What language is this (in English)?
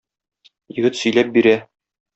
Tatar